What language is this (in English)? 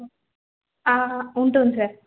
Telugu